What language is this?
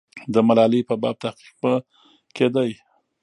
Pashto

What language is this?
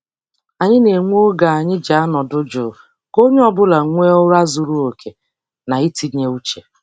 Igbo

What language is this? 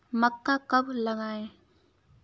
Hindi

